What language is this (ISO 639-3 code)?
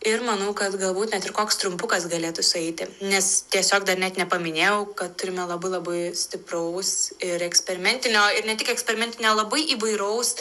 lit